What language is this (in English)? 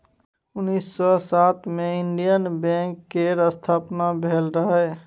Maithili